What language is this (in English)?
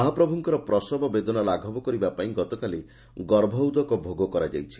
Odia